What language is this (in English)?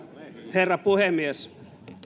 Finnish